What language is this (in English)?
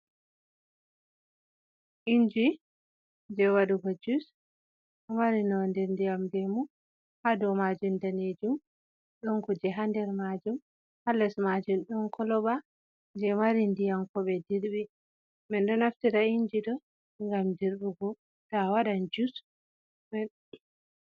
Fula